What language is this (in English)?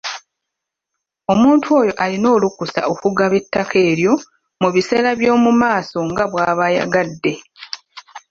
Ganda